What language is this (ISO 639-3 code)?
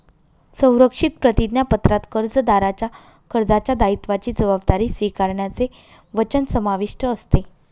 mar